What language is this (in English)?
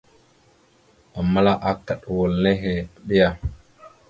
Mada (Cameroon)